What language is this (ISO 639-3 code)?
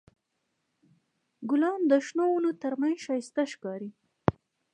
pus